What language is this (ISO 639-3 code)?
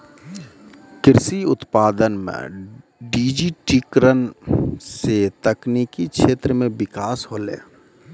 mai